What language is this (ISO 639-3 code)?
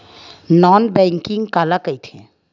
hne